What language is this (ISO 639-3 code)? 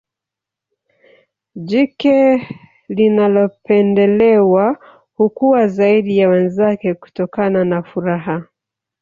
swa